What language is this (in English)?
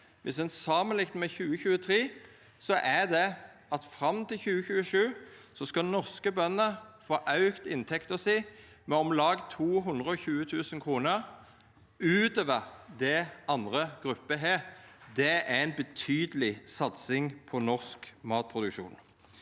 Norwegian